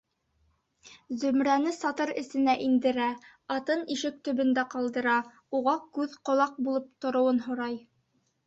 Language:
Bashkir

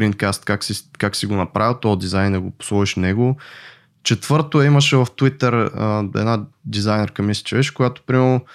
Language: Bulgarian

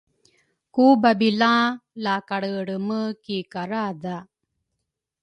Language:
Rukai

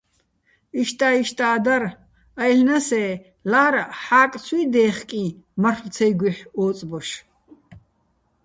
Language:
Bats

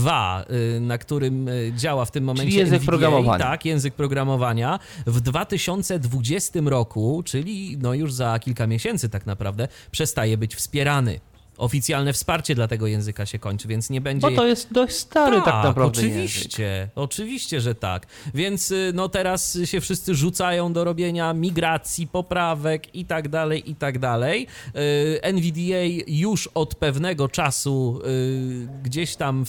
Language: Polish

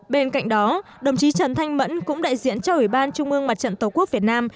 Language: Vietnamese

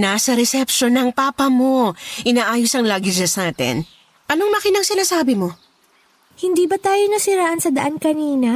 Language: Filipino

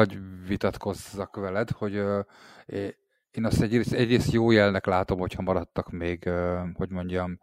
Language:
Hungarian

